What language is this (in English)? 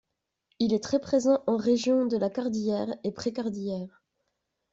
French